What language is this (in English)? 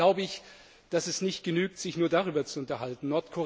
German